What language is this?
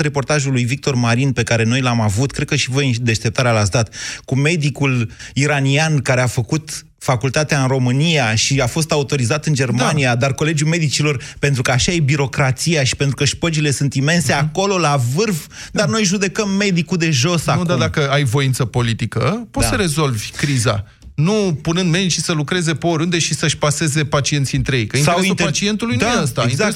Romanian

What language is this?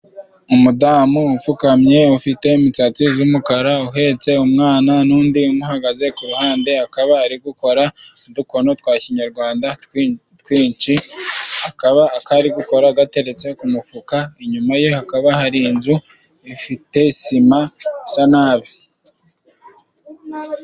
Kinyarwanda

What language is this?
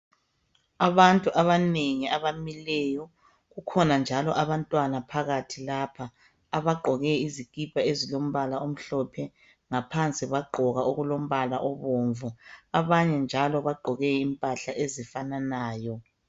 North Ndebele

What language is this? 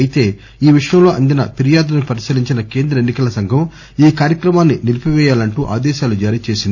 Telugu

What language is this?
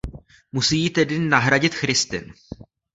Czech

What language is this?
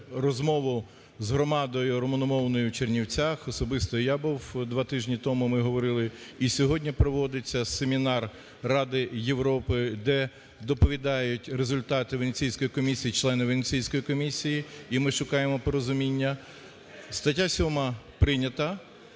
Ukrainian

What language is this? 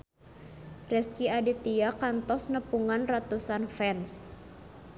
Sundanese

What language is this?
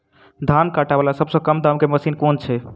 Maithili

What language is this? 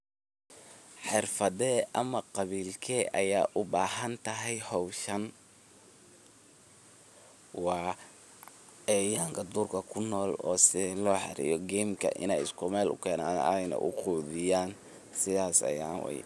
Somali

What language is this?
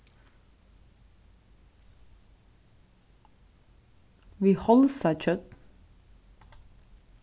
Faroese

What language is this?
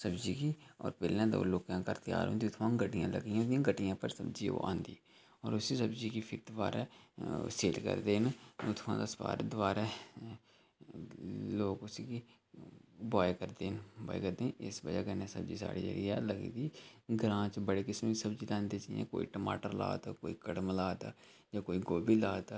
Dogri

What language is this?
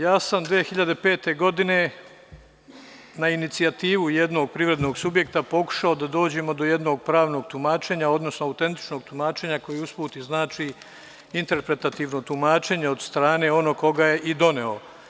Serbian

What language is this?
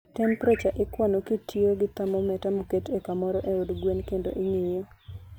Luo (Kenya and Tanzania)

